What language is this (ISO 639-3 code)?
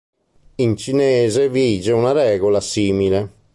ita